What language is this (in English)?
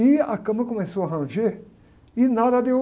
Portuguese